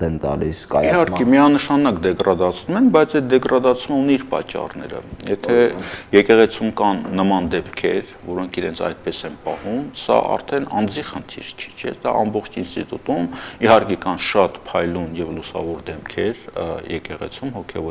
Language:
Turkish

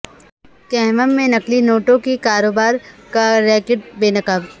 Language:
Urdu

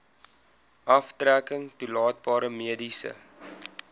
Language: Afrikaans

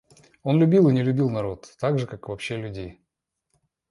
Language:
Russian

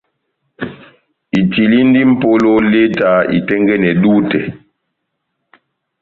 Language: Batanga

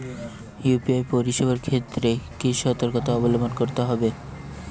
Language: Bangla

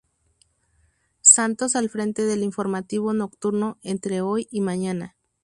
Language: Spanish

